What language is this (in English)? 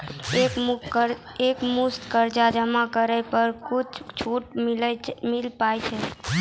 Maithili